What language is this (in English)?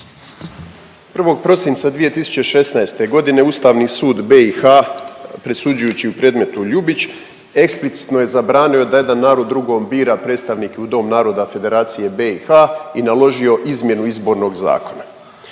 Croatian